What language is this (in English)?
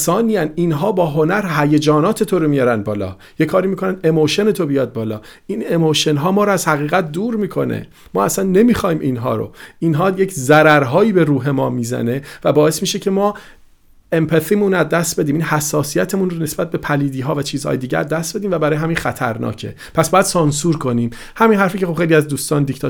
Persian